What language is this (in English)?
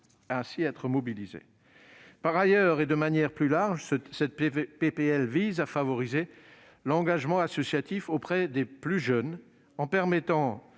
French